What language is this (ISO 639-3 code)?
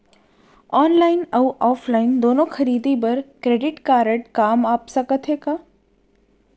hne